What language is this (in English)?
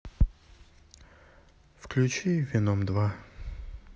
Russian